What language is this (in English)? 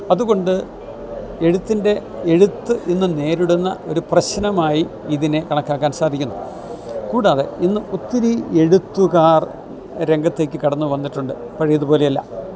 Malayalam